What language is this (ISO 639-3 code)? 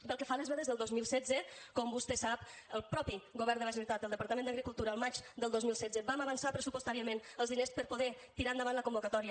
cat